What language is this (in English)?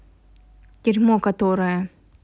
Russian